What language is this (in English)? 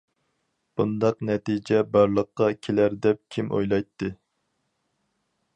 Uyghur